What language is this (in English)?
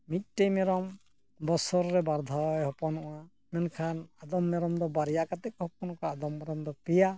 Santali